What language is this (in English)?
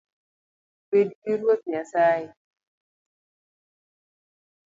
Luo (Kenya and Tanzania)